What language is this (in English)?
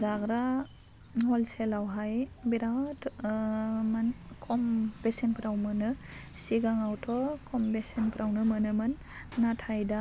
Bodo